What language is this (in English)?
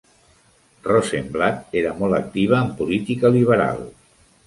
Catalan